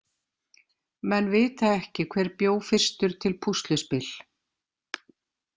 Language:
Icelandic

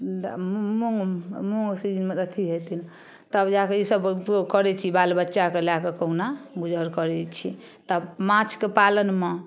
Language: Maithili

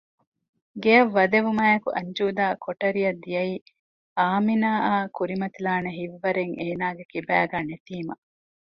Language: Divehi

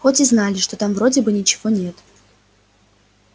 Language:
Russian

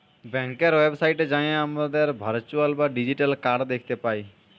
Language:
Bangla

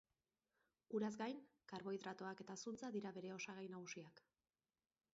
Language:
Basque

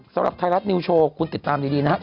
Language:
Thai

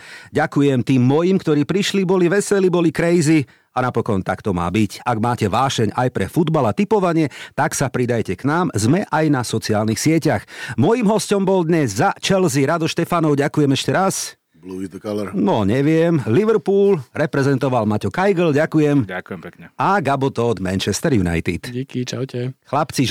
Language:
Slovak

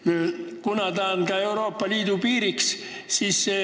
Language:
Estonian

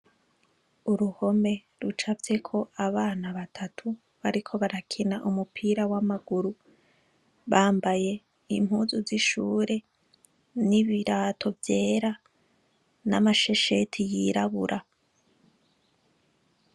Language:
Rundi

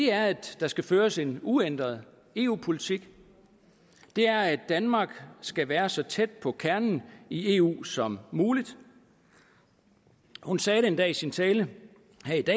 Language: Danish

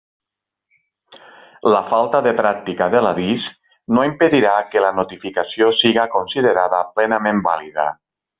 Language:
Catalan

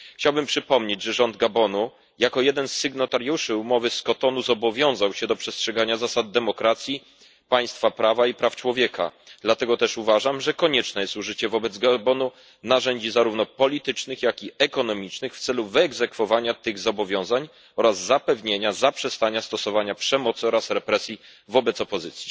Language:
Polish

